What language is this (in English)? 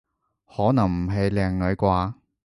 Cantonese